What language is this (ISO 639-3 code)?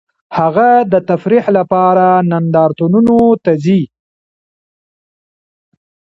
pus